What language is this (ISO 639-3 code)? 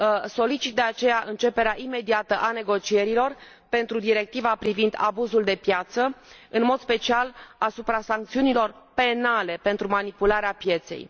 ron